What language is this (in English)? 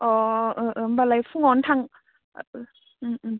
Bodo